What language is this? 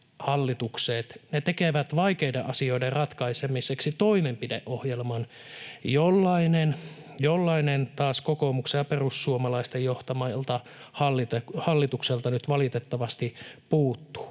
Finnish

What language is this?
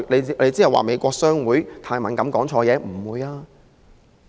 Cantonese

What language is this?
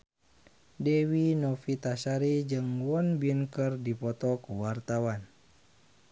Sundanese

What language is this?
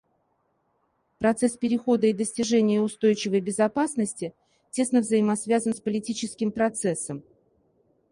Russian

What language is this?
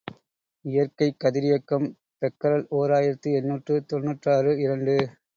Tamil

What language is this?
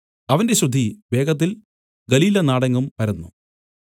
Malayalam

